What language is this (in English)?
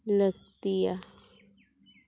Santali